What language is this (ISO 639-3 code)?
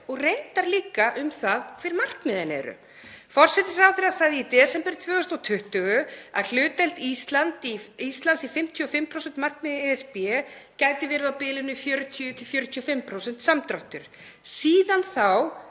isl